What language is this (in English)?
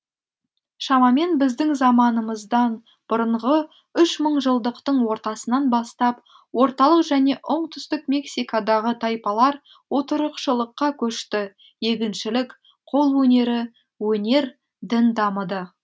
Kazakh